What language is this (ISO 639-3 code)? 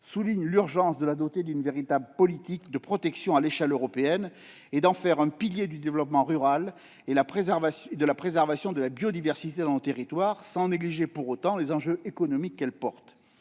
fra